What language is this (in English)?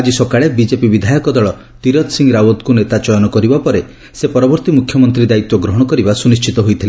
Odia